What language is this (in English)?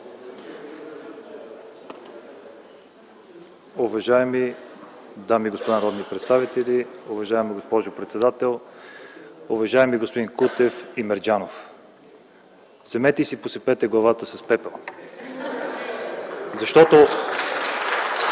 Bulgarian